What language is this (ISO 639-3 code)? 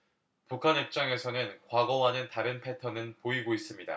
kor